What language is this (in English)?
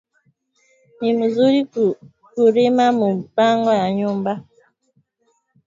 Swahili